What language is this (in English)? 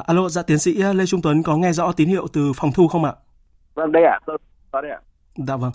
Vietnamese